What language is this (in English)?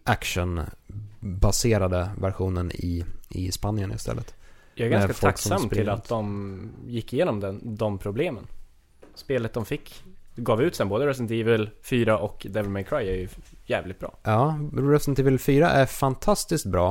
Swedish